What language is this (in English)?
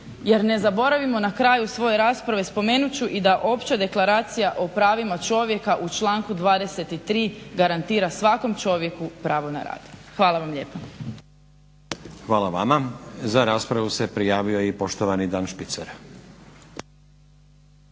Croatian